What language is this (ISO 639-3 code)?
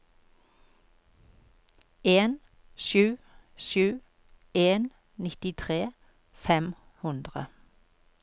nor